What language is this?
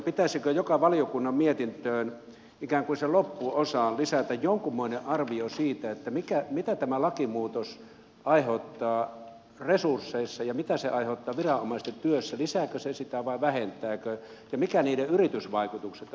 Finnish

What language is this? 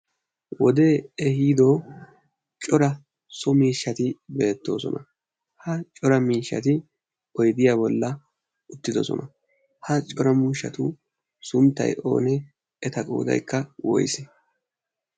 Wolaytta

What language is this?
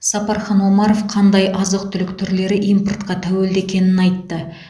Kazakh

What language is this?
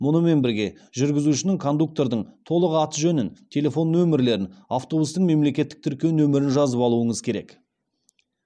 Kazakh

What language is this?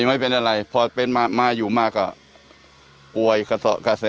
Thai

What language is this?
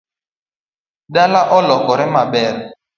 Luo (Kenya and Tanzania)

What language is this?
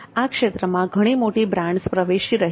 Gujarati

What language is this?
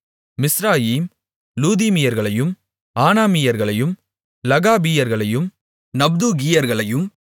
Tamil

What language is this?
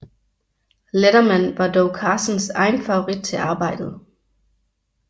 Danish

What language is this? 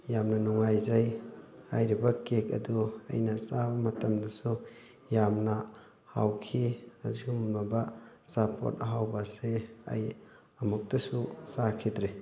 Manipuri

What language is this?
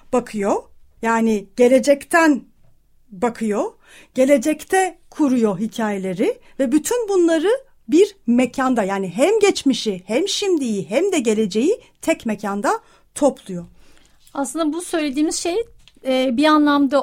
Turkish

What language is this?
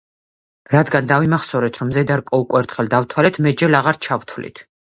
Georgian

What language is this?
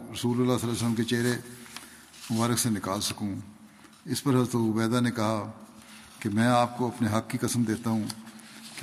Urdu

